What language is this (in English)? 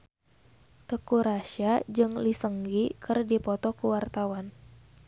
Sundanese